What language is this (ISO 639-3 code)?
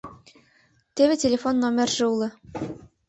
chm